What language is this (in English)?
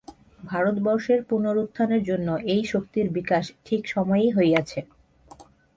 Bangla